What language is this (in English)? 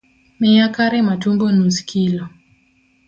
Luo (Kenya and Tanzania)